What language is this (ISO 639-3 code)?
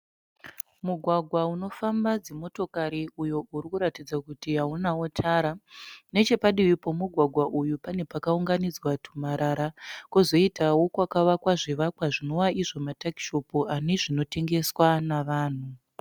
sna